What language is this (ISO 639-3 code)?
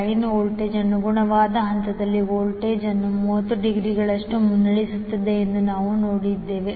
kan